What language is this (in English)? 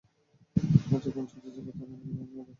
Bangla